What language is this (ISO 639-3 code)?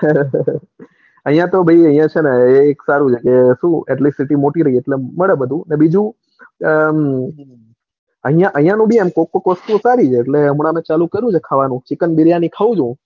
guj